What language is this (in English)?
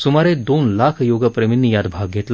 Marathi